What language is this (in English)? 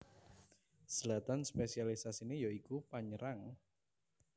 Javanese